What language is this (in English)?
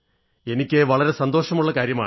Malayalam